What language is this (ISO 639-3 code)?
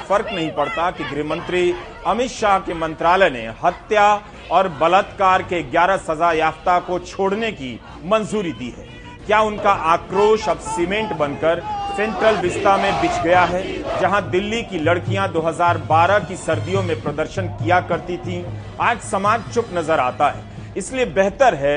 hin